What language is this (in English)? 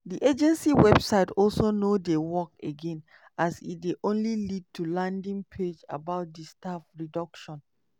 Nigerian Pidgin